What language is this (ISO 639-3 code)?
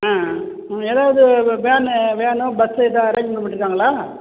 tam